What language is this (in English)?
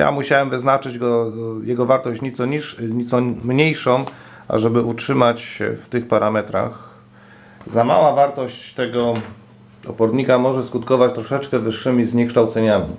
Polish